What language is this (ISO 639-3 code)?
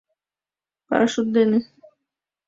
chm